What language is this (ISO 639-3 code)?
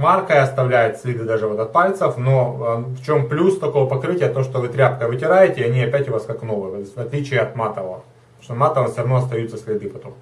rus